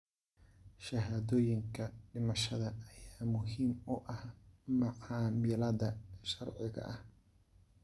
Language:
Somali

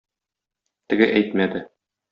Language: Tatar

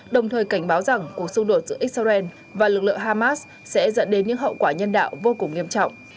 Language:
Vietnamese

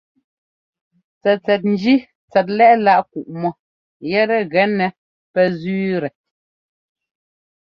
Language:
Ngomba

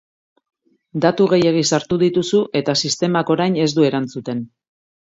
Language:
Basque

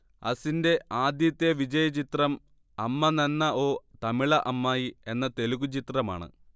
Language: Malayalam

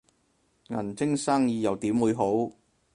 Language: Cantonese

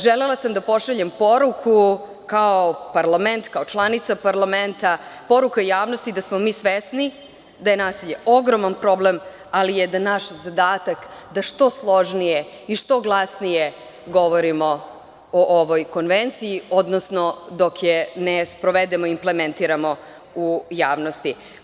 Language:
Serbian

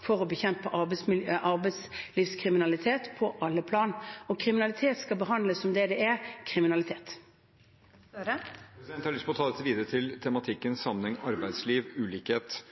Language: Norwegian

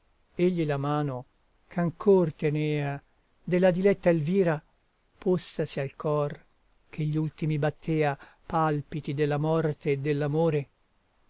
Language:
Italian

